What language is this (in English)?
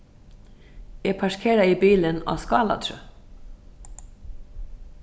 Faroese